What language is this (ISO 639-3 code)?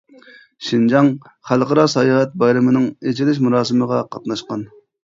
uig